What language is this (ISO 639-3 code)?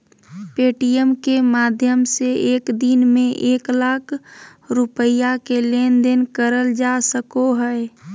mag